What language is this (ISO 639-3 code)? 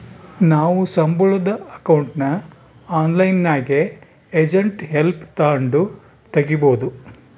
kan